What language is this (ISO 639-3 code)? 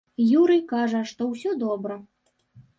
bel